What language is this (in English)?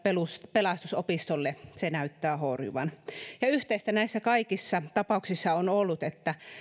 Finnish